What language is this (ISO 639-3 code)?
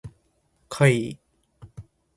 jpn